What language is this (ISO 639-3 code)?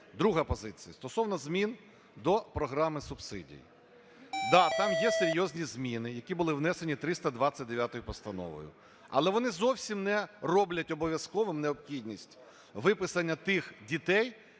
ukr